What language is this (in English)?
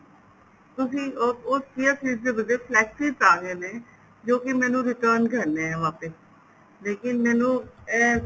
Punjabi